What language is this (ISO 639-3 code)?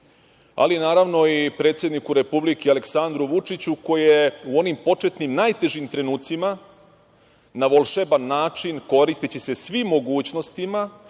srp